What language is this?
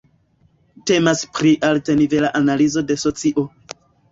Esperanto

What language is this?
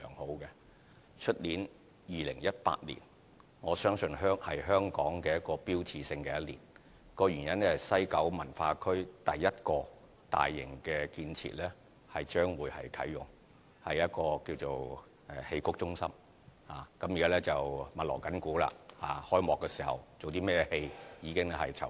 Cantonese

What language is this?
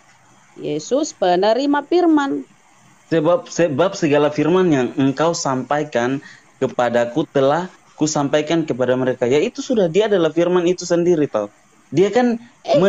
Indonesian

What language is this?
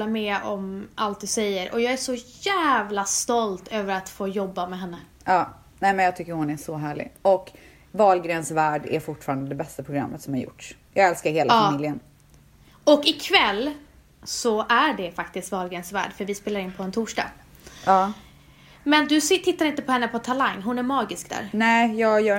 Swedish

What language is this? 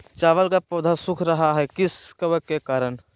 Magahi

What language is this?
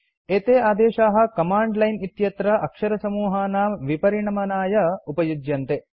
Sanskrit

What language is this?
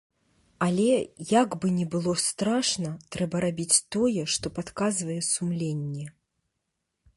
Belarusian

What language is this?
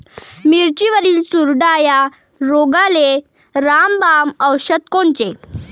Marathi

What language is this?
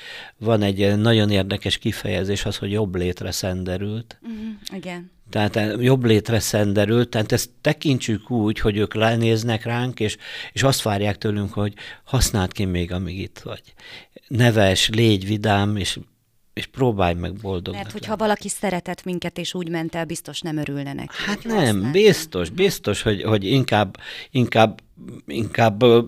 Hungarian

